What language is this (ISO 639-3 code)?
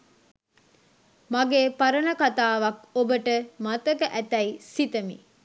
sin